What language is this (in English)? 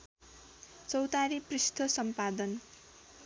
Nepali